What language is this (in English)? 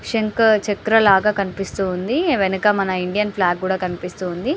Telugu